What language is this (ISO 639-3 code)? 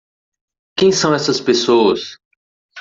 por